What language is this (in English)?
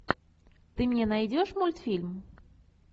Russian